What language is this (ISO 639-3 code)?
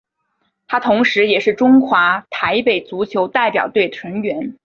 zho